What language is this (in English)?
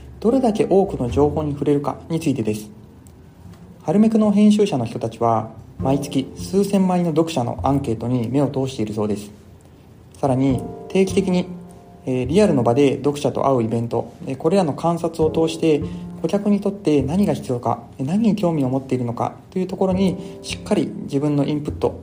Japanese